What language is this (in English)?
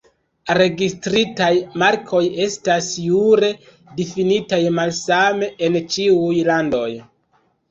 Esperanto